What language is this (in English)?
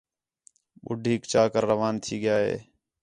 Khetrani